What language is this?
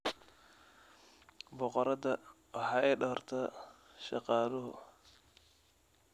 Somali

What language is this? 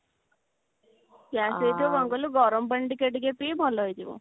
Odia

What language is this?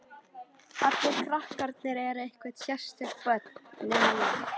Icelandic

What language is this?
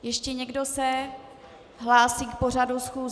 Czech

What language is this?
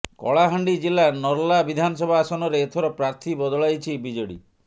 Odia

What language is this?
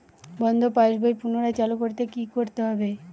Bangla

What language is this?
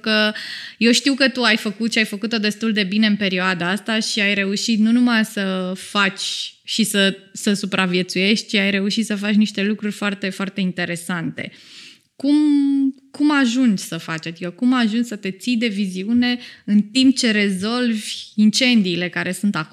Romanian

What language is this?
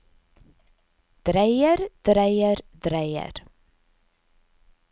Norwegian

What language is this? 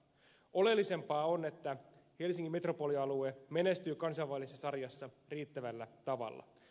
Finnish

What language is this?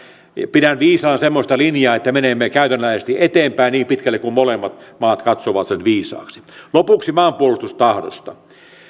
Finnish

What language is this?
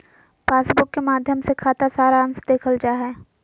Magahi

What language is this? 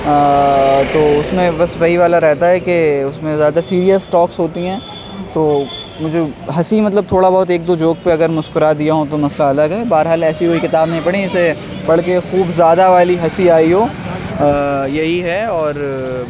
Urdu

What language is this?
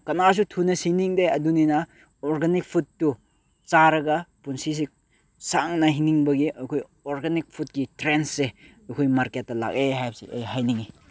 Manipuri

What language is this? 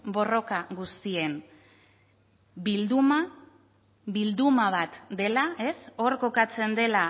Basque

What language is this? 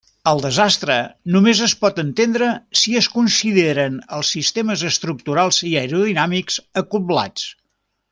Catalan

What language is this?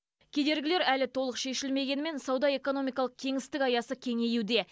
Kazakh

